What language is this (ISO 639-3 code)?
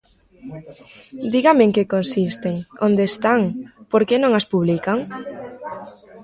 glg